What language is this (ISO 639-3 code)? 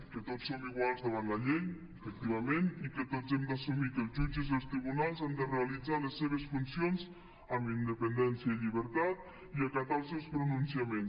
cat